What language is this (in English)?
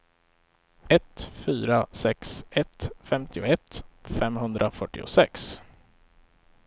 Swedish